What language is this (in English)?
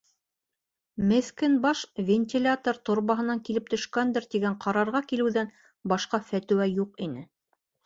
Bashkir